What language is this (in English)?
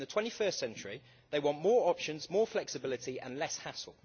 English